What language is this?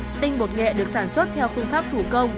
Vietnamese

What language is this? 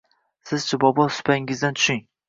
Uzbek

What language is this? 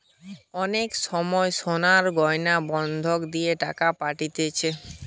Bangla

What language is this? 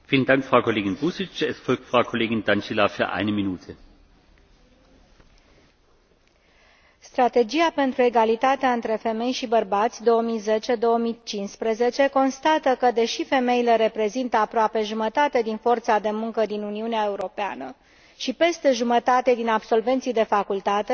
Romanian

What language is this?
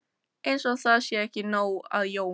Icelandic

